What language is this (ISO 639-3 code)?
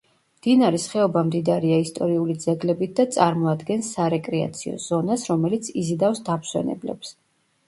kat